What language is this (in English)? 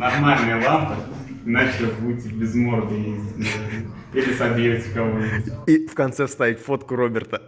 Russian